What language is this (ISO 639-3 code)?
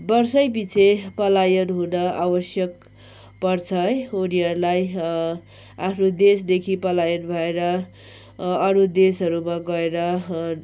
nep